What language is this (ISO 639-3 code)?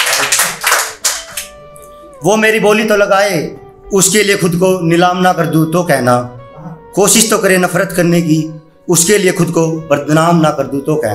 hin